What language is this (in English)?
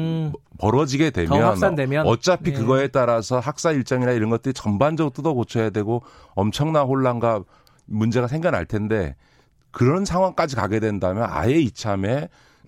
Korean